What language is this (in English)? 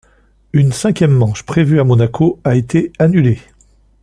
French